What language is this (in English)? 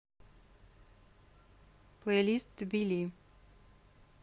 Russian